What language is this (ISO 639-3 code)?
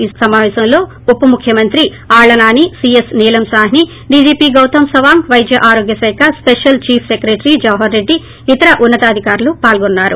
tel